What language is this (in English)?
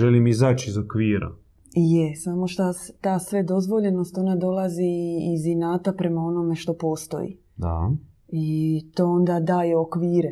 Croatian